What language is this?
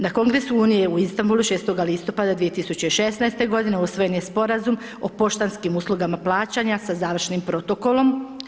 Croatian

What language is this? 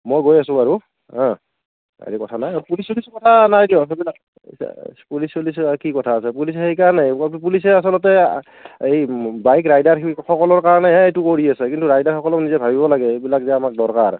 Assamese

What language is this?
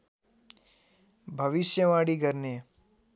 Nepali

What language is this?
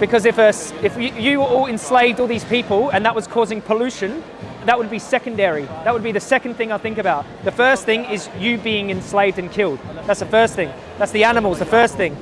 English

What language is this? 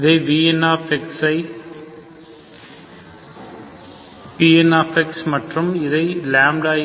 Tamil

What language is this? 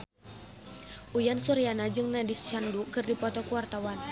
Sundanese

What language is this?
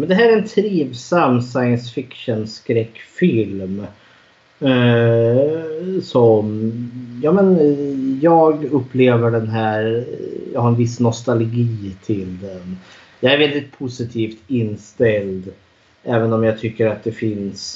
Swedish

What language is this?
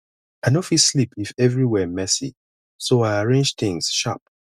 Nigerian Pidgin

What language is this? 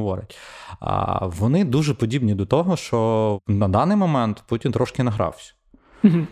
Ukrainian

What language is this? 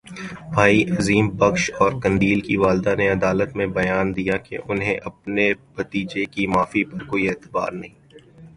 Urdu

